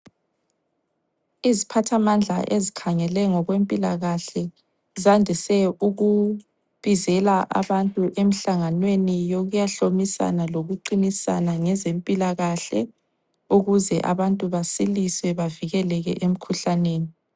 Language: North Ndebele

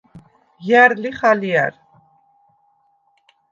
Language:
Svan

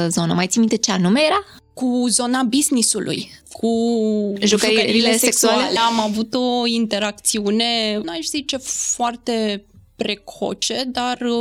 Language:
Romanian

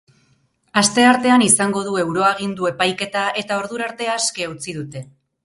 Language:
Basque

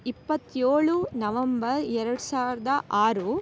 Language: Kannada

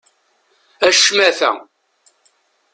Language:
Kabyle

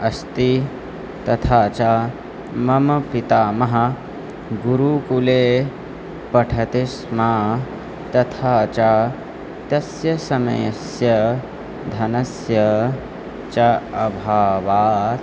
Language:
Sanskrit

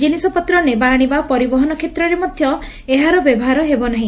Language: Odia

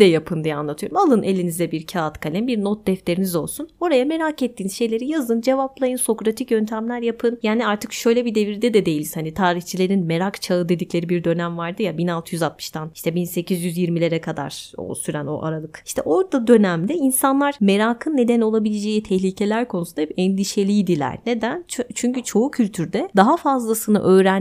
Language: Turkish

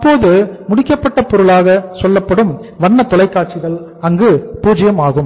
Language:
Tamil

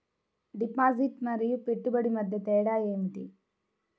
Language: Telugu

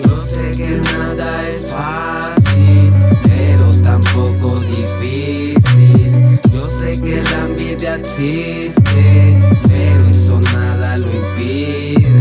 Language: Spanish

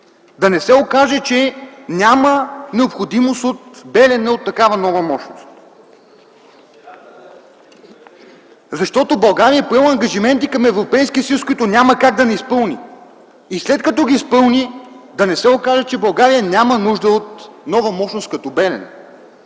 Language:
Bulgarian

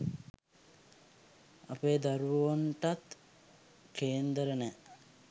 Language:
Sinhala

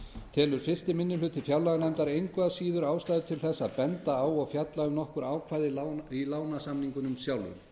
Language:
Icelandic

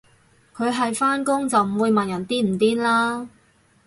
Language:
Cantonese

